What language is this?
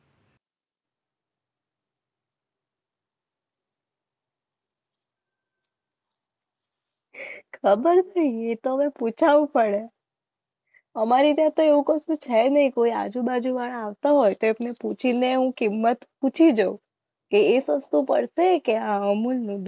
Gujarati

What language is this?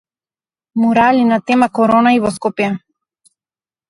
Macedonian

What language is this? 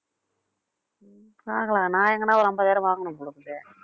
Tamil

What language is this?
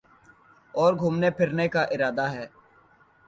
Urdu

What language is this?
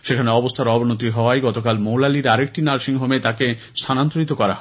Bangla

